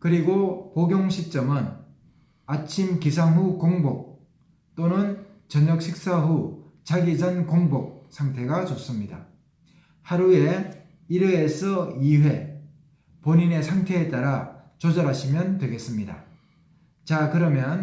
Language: Korean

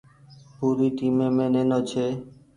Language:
Goaria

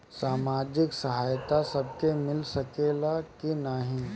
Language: Bhojpuri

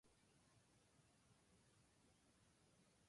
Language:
Japanese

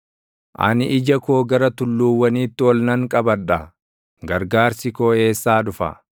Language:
Oromo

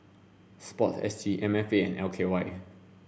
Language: English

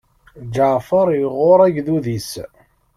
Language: Kabyle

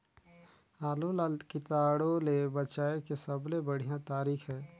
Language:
Chhattisgarhi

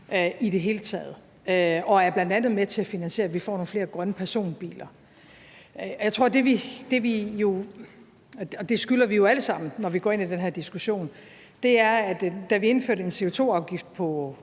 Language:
Danish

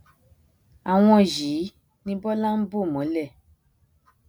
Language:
Yoruba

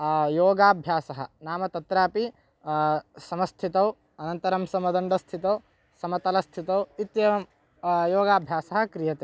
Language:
Sanskrit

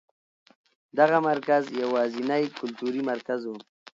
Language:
Pashto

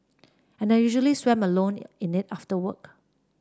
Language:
English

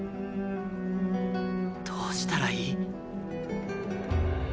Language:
Japanese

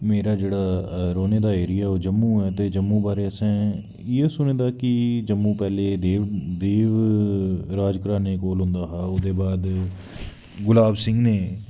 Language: Dogri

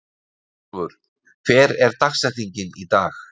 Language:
Icelandic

